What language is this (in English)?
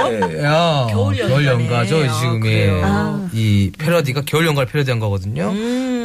Korean